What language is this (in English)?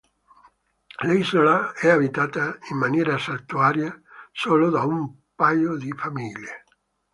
Italian